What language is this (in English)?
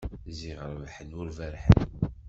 Kabyle